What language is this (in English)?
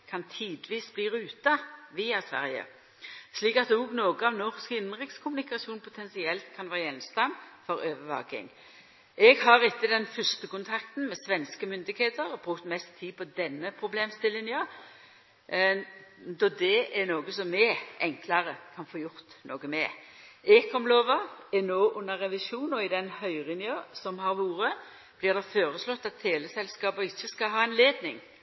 Norwegian Nynorsk